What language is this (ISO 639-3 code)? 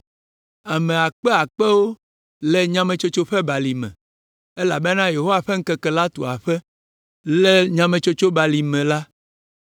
ewe